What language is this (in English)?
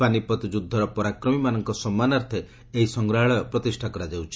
Odia